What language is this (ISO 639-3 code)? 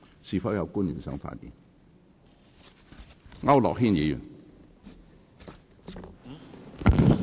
yue